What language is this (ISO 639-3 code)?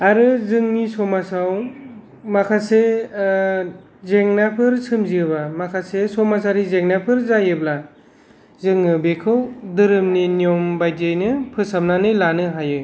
brx